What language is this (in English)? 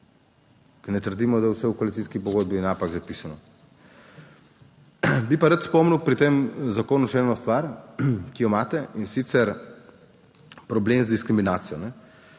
Slovenian